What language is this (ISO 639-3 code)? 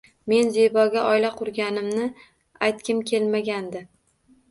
uzb